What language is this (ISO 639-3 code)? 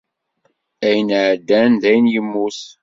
kab